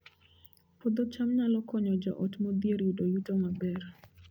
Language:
Luo (Kenya and Tanzania)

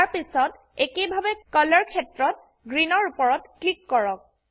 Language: Assamese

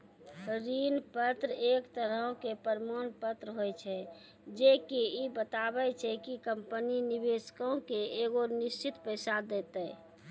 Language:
Maithili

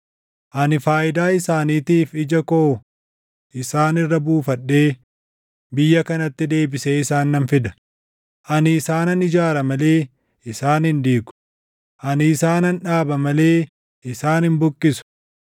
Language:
Oromo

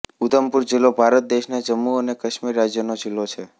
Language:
Gujarati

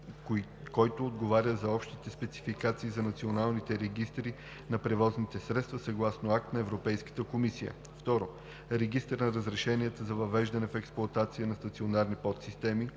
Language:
Bulgarian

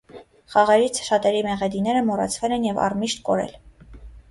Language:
Armenian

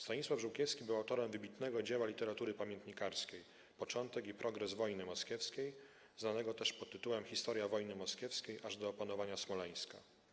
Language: Polish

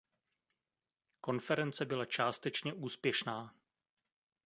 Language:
Czech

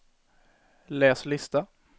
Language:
Swedish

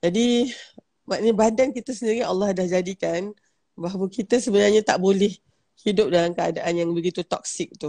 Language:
Malay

